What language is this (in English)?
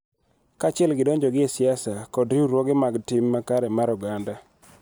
Luo (Kenya and Tanzania)